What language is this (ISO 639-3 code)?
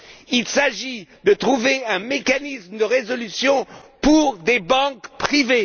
fra